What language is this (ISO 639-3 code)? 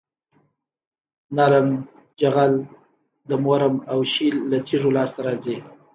pus